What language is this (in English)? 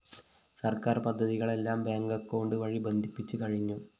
Malayalam